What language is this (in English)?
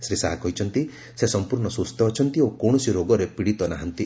Odia